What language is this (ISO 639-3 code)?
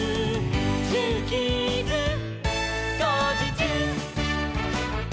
jpn